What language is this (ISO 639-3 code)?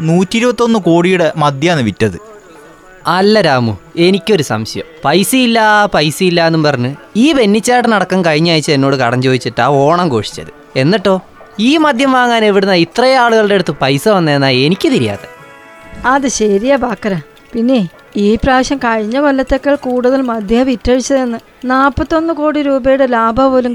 mal